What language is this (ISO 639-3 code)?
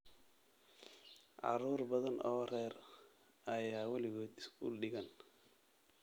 som